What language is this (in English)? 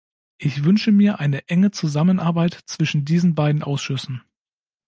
German